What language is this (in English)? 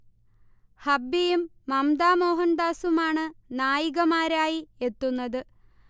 Malayalam